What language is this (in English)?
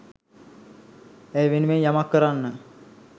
Sinhala